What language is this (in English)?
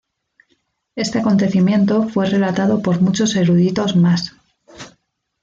Spanish